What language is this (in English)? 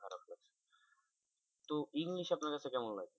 Bangla